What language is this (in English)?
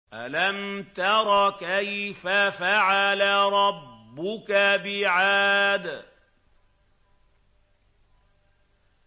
Arabic